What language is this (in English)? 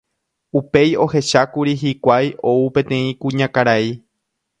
Guarani